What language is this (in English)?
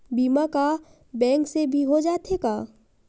Chhattisgarhi